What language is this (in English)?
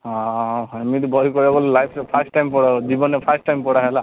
Odia